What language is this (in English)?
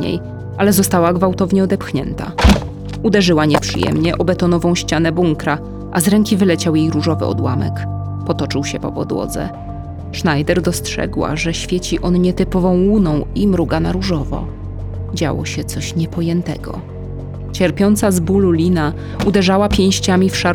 Polish